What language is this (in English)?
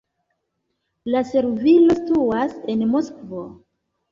Esperanto